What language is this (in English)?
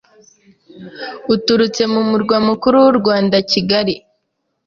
Kinyarwanda